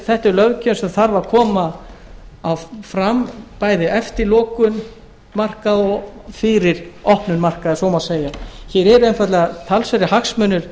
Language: Icelandic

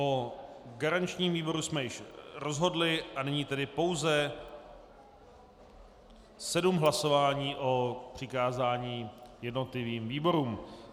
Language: Czech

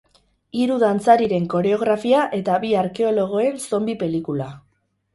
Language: Basque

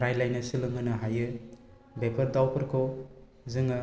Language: Bodo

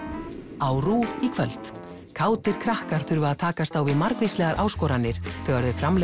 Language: Icelandic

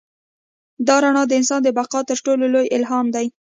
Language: Pashto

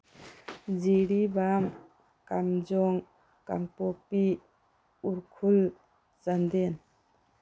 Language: Manipuri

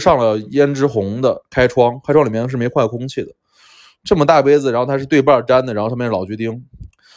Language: Chinese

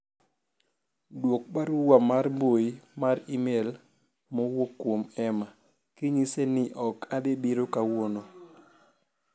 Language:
Luo (Kenya and Tanzania)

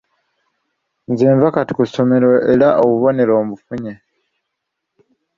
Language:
Ganda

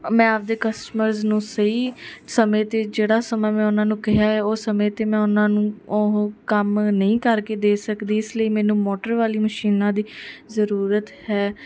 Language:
Punjabi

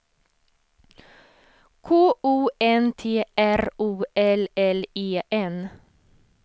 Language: Swedish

